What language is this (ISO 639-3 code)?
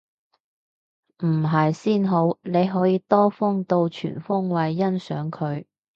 yue